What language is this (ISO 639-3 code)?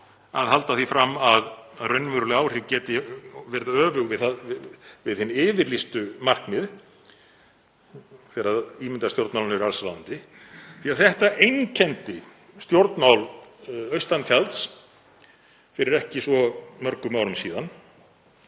isl